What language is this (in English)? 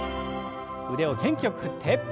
Japanese